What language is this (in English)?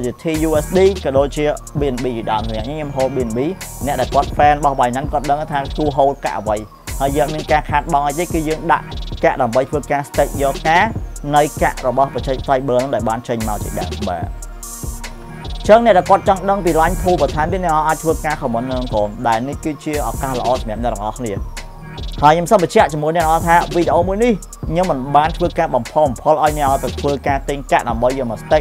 Vietnamese